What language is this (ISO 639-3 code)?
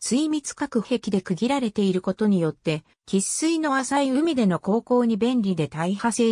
jpn